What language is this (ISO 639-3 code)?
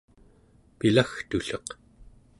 esu